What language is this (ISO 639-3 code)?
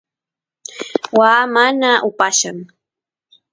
qus